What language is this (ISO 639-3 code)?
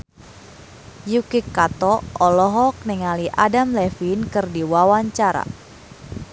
sun